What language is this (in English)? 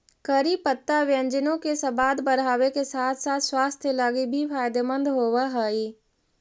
Magahi